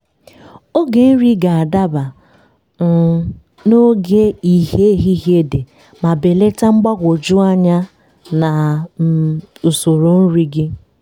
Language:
Igbo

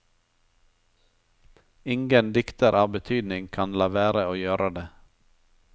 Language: Norwegian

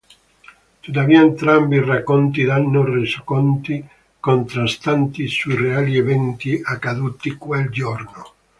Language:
Italian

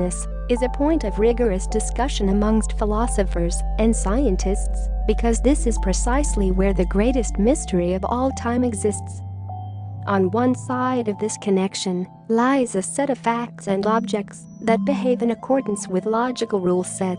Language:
English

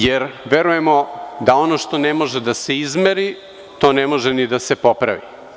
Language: Serbian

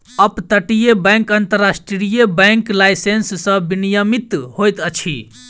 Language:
Maithili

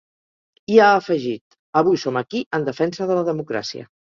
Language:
Catalan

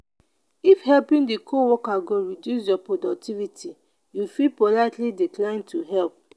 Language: Nigerian Pidgin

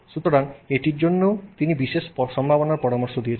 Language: Bangla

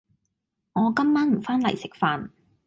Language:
Cantonese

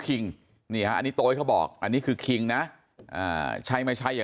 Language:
Thai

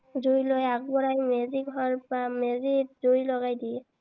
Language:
Assamese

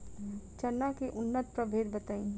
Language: Bhojpuri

